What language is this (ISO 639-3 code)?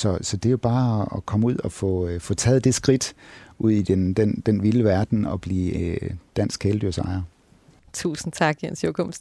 dan